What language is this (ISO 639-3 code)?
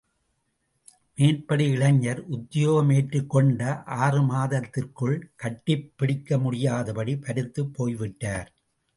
tam